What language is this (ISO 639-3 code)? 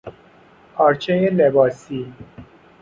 fas